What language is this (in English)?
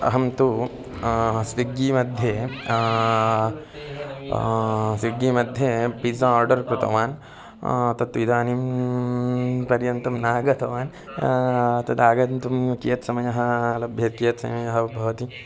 Sanskrit